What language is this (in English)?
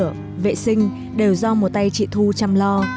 Vietnamese